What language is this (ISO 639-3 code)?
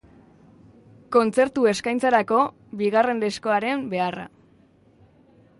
eus